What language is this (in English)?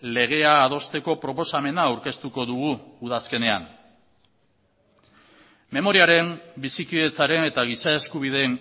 Basque